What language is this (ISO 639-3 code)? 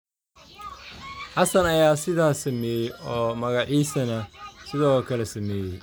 som